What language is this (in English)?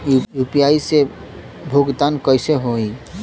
Bhojpuri